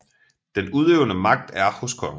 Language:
Danish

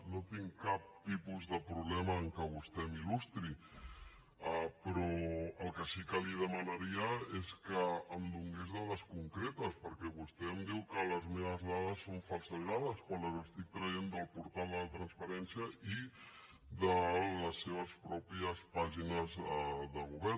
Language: Catalan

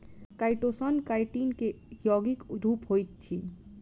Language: Maithili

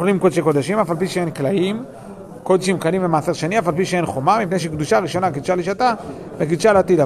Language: Hebrew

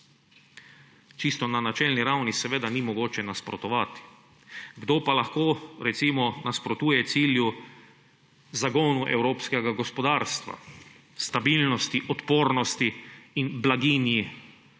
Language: Slovenian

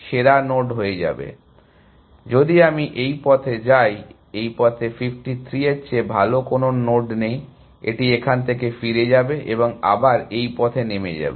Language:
Bangla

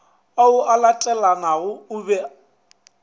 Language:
Northern Sotho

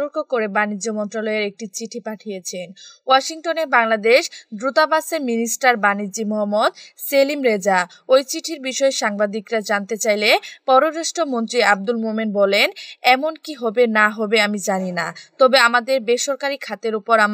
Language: Romanian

